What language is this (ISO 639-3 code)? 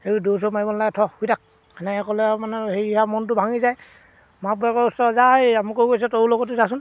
asm